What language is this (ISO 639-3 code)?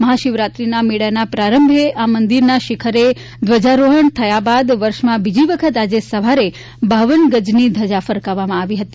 guj